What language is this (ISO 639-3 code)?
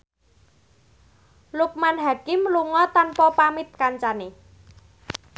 jav